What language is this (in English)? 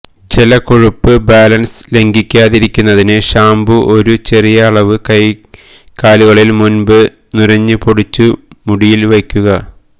Malayalam